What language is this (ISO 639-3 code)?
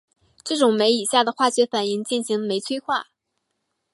zho